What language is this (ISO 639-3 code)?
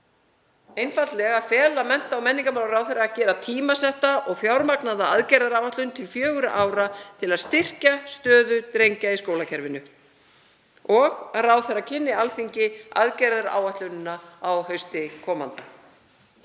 isl